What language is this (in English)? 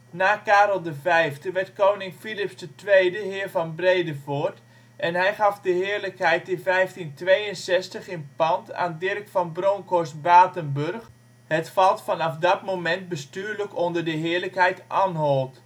Dutch